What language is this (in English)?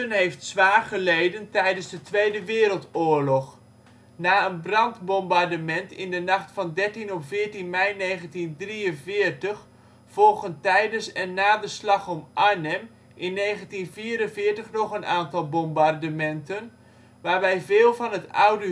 Dutch